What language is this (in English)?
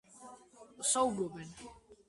Georgian